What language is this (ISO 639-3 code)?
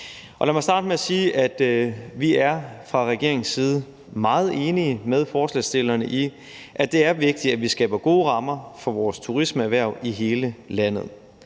dan